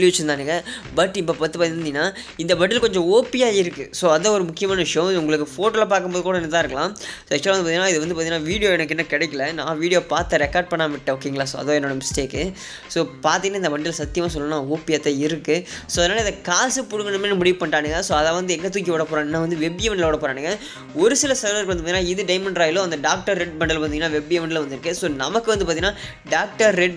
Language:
Hindi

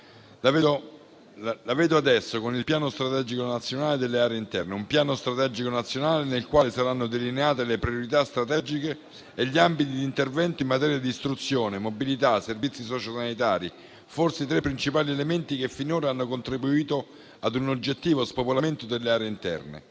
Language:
Italian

